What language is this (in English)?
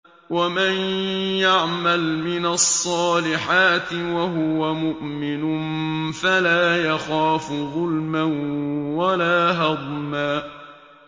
Arabic